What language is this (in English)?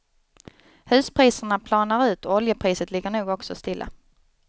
Swedish